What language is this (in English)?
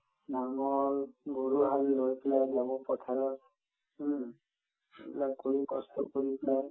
Assamese